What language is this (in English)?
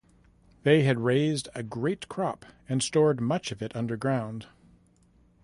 English